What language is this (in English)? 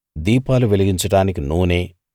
Telugu